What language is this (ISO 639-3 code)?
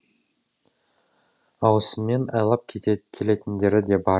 kaz